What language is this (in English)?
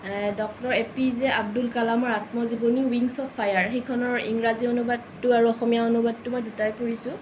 Assamese